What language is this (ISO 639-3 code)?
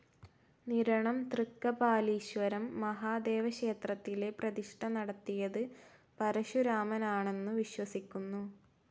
mal